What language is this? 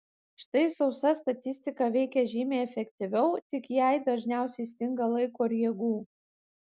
Lithuanian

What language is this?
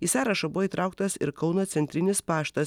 Lithuanian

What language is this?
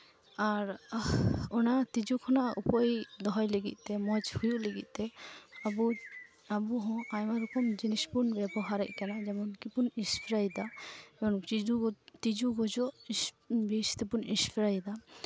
Santali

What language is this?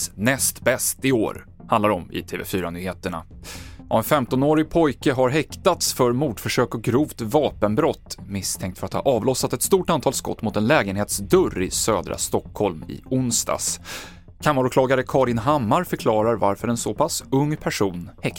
Swedish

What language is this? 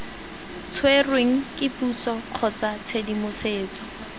Tswana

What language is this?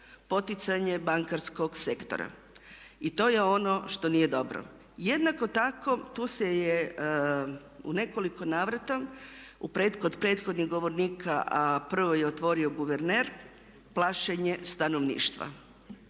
Croatian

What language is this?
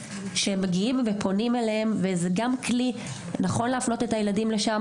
Hebrew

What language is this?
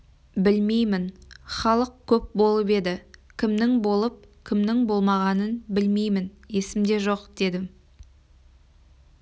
Kazakh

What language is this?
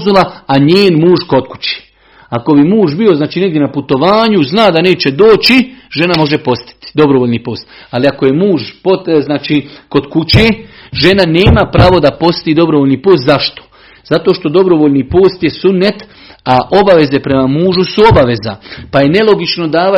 Croatian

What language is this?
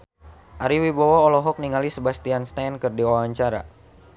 Sundanese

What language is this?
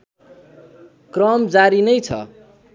Nepali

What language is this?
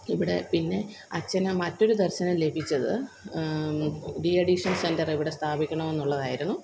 Malayalam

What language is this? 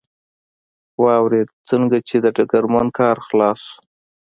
Pashto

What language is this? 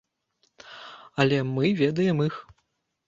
Belarusian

